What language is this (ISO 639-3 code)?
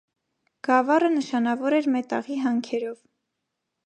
hye